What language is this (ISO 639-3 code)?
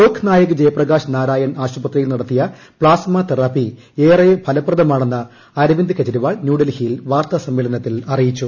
mal